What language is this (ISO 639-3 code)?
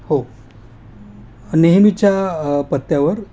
mar